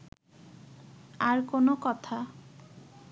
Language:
Bangla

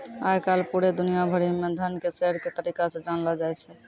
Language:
Maithili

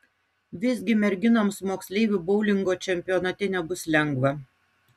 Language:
Lithuanian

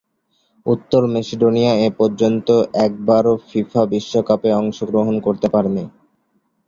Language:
Bangla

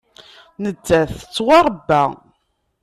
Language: Kabyle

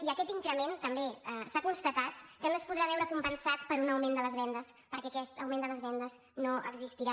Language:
Catalan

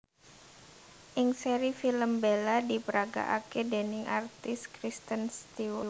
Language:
Javanese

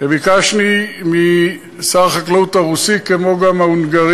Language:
Hebrew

